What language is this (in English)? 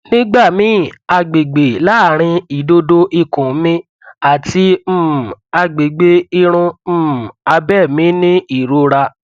Yoruba